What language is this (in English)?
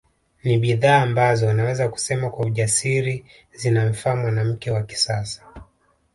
Swahili